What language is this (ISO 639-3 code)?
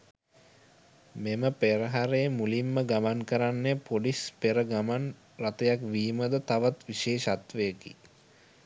sin